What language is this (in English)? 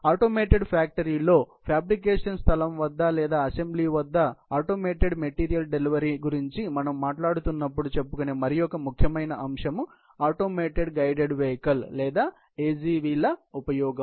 Telugu